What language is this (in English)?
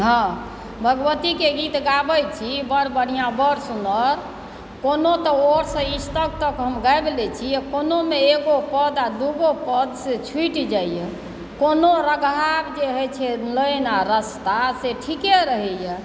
Maithili